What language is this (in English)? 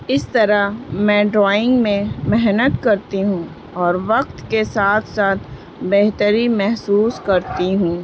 Urdu